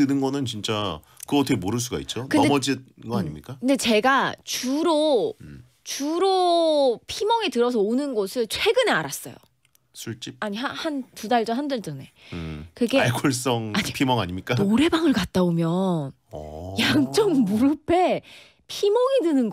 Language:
Korean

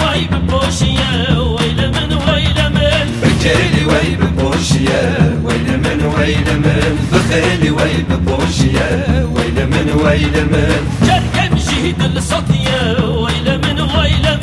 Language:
Arabic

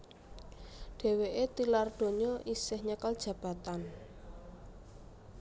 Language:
Javanese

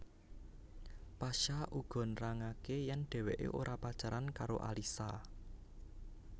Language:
Javanese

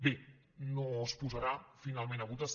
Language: Catalan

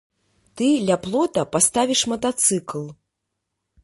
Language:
Belarusian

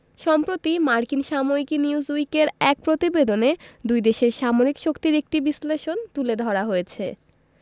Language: Bangla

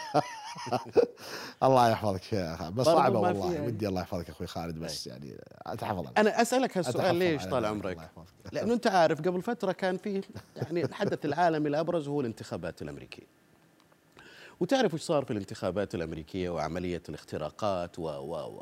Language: Arabic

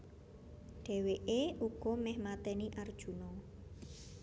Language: Javanese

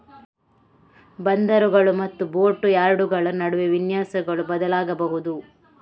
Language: Kannada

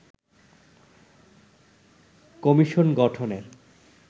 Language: Bangla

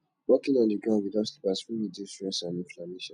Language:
Nigerian Pidgin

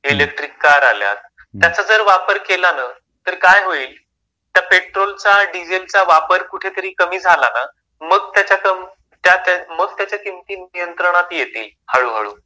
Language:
Marathi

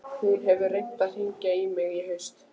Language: Icelandic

